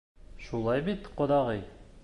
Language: Bashkir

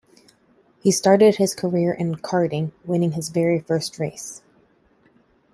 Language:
English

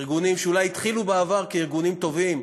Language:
Hebrew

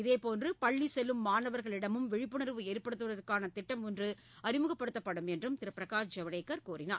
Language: Tamil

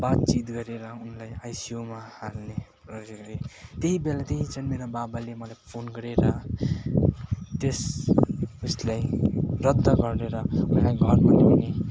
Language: Nepali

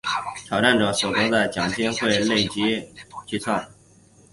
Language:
Chinese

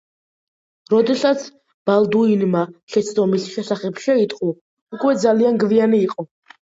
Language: Georgian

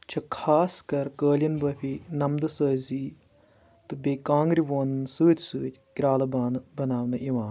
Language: Kashmiri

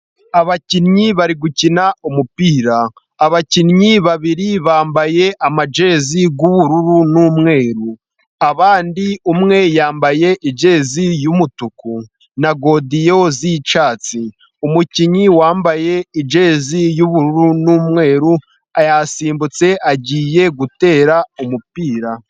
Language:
Kinyarwanda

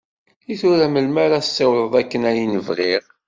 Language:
Kabyle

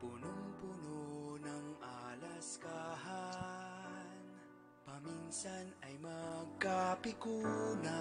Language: Filipino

